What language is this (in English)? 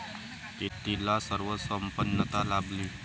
Marathi